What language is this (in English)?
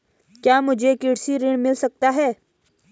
Hindi